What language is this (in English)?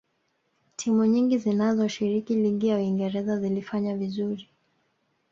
Swahili